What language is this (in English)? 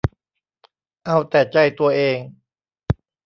Thai